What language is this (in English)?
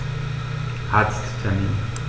German